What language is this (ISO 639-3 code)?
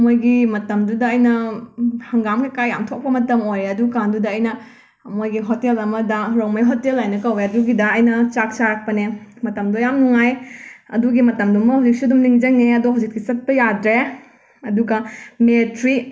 mni